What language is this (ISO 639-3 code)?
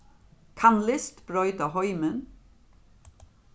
fao